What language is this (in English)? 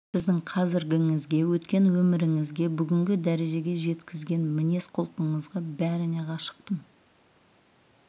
Kazakh